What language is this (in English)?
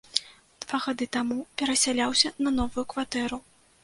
Belarusian